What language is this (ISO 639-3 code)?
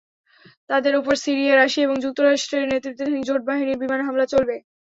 ben